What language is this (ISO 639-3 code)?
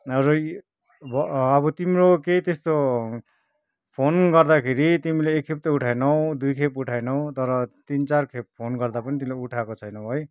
nep